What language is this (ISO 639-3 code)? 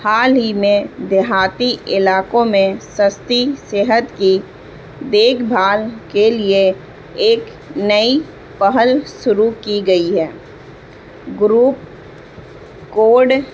urd